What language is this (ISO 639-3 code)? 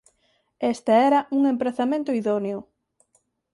glg